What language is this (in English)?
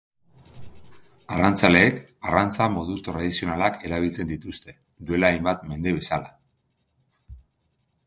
Basque